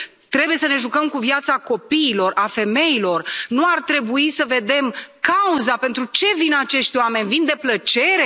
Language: Romanian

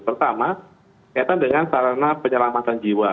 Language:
Indonesian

